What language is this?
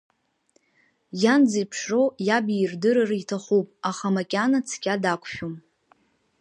Abkhazian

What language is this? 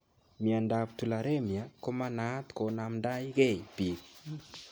Kalenjin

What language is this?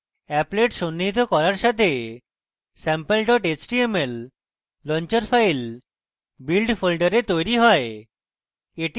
Bangla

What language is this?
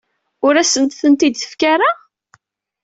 Kabyle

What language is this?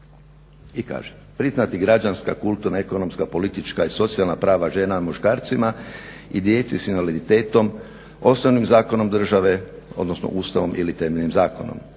Croatian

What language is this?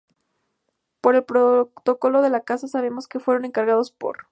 Spanish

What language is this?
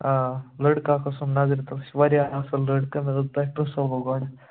Kashmiri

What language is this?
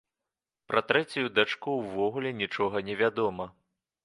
Belarusian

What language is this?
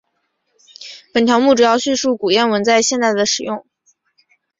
Chinese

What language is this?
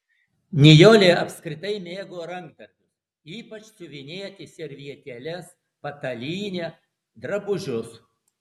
Lithuanian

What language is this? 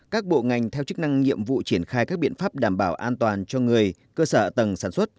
Vietnamese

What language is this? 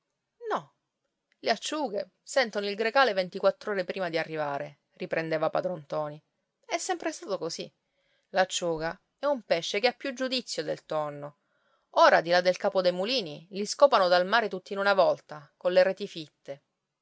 Italian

